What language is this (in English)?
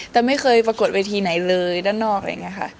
Thai